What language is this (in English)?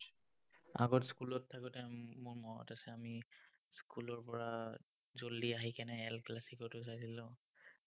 Assamese